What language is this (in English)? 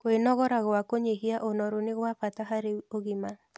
Kikuyu